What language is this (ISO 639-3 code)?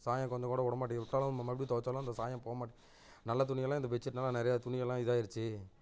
tam